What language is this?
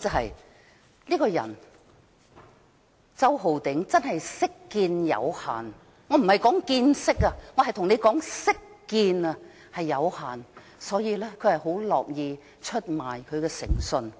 Cantonese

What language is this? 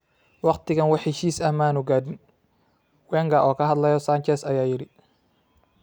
Somali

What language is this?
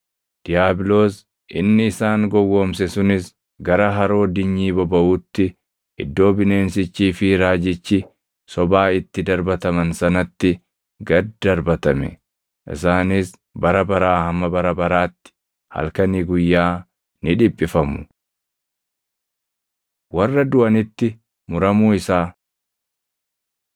Oromo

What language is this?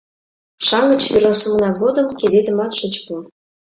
Mari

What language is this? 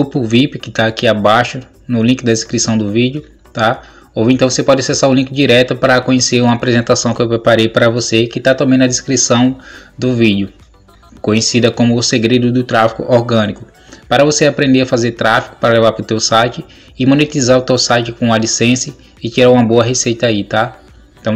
Portuguese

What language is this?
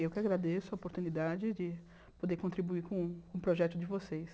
Portuguese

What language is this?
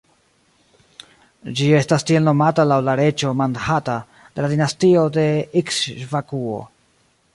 Esperanto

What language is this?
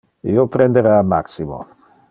Interlingua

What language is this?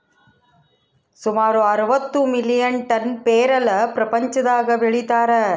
Kannada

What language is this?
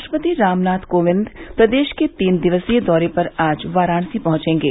Hindi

